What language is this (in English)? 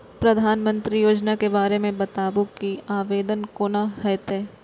Maithili